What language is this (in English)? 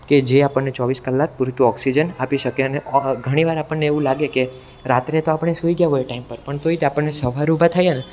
Gujarati